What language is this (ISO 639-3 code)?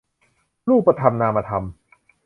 tha